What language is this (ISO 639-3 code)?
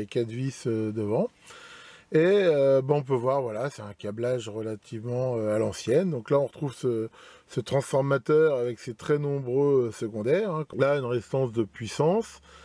fra